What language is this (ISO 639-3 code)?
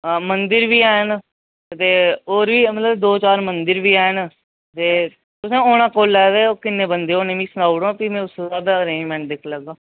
doi